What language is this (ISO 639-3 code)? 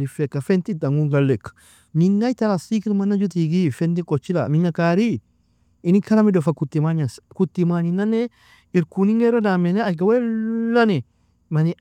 fia